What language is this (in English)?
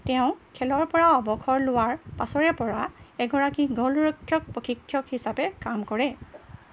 Assamese